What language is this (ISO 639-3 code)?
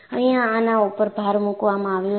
guj